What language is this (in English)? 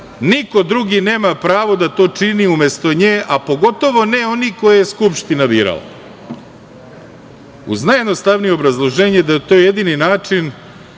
Serbian